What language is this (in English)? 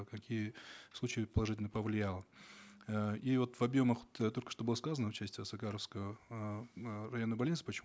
Kazakh